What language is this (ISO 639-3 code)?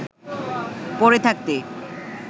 ben